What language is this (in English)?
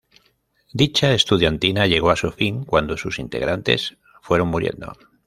Spanish